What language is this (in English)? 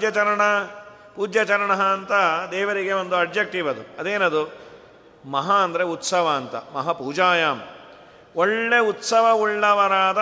Kannada